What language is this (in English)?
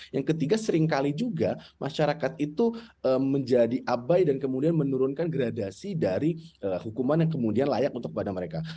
Indonesian